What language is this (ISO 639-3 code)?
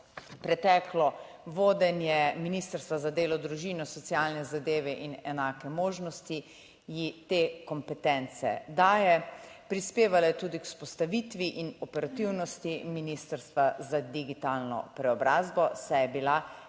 slv